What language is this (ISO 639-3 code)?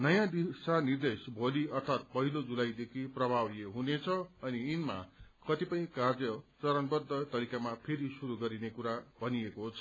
nep